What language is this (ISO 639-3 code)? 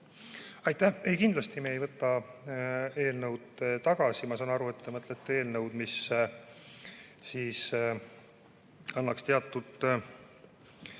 est